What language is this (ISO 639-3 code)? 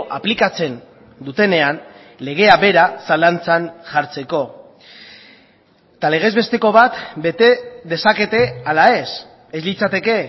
eus